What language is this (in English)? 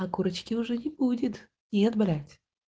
Russian